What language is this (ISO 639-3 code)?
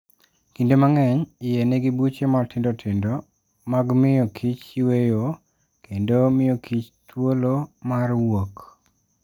luo